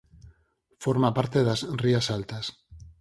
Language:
Galician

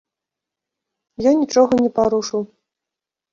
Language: Belarusian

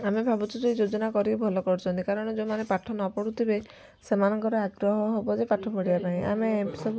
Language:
Odia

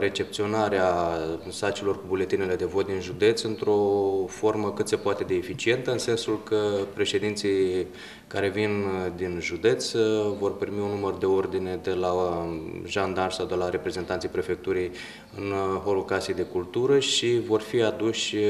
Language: Romanian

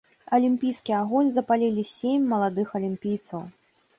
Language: Belarusian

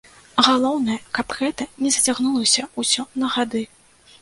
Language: Belarusian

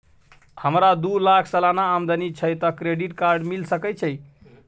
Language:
Maithili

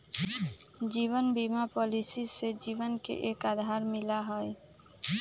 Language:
Magahi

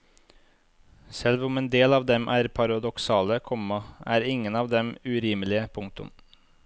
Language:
Norwegian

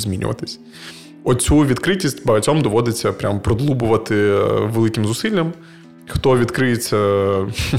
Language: Ukrainian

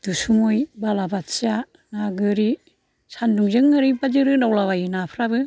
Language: Bodo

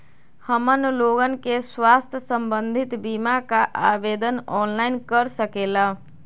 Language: Magahi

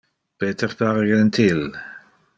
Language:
Interlingua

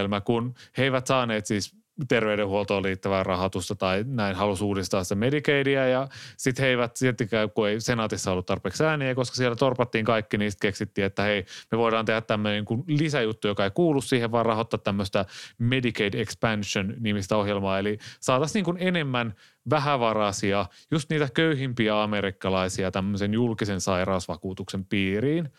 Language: Finnish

